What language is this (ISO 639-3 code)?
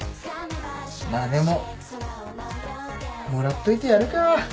jpn